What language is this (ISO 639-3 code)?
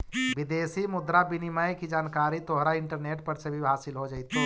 mag